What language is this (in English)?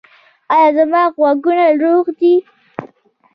Pashto